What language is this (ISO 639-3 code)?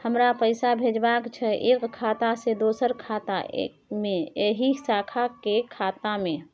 mai